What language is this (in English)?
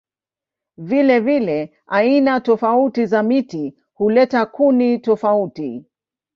Swahili